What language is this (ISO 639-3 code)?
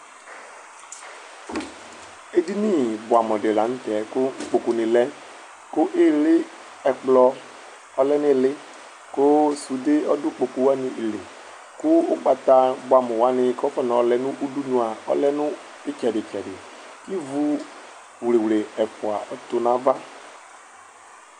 kpo